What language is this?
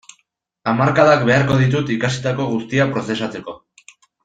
Basque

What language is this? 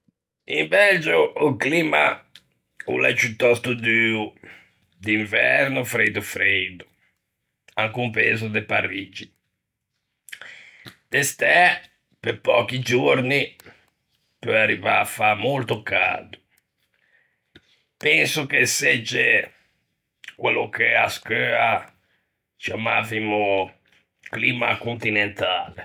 Ligurian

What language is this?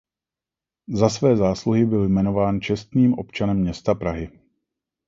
Czech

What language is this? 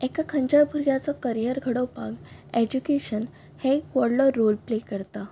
Konkani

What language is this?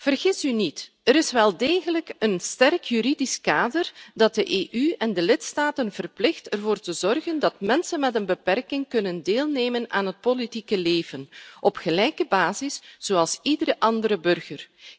Dutch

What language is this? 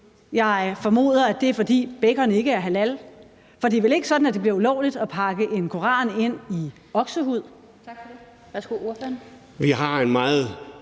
Danish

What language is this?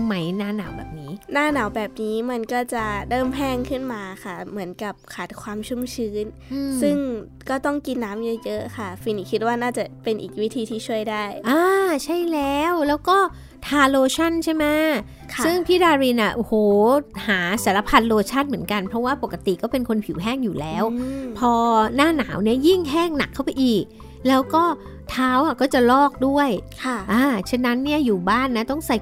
Thai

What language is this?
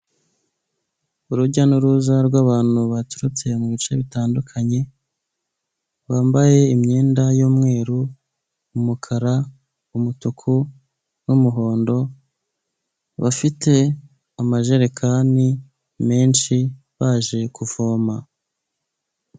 Kinyarwanda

